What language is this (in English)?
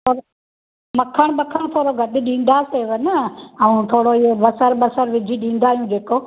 Sindhi